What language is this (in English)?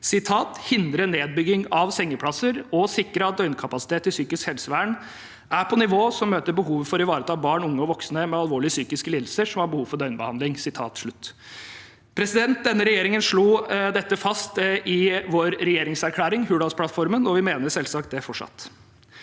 Norwegian